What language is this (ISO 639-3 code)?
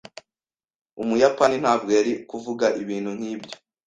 kin